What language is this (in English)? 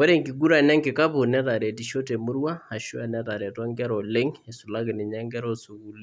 Masai